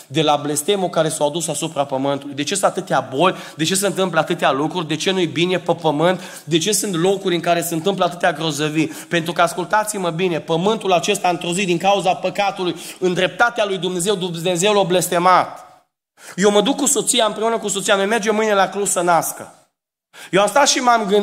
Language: Romanian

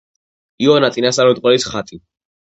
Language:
Georgian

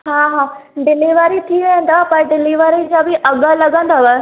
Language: Sindhi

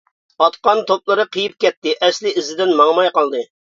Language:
Uyghur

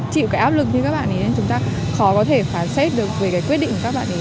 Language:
Vietnamese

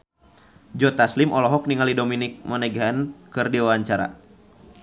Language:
Sundanese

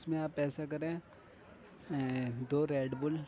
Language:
Urdu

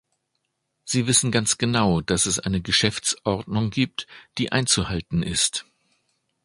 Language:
German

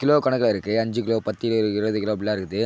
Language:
Tamil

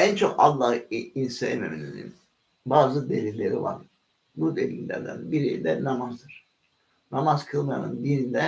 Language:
Turkish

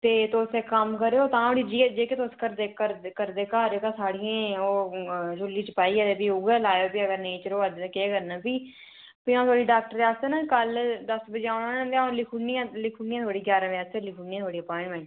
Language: Dogri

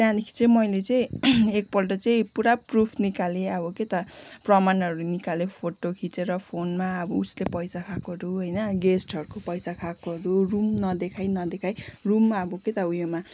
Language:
Nepali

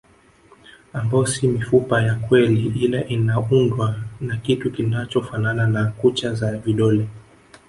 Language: Swahili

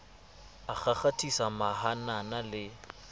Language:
Southern Sotho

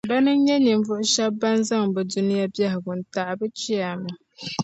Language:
Dagbani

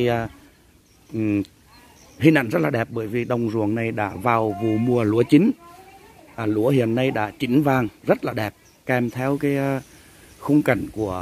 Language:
Vietnamese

